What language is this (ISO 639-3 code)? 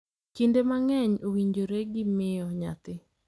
luo